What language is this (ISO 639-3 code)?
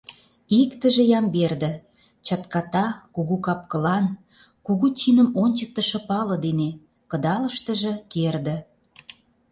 chm